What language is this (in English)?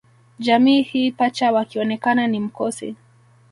Swahili